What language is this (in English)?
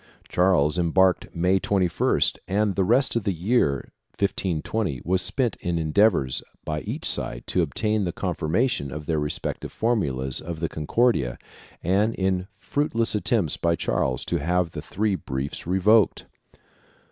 English